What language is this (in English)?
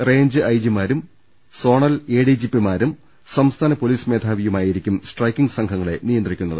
Malayalam